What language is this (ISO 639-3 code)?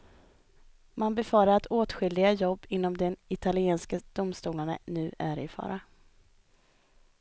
swe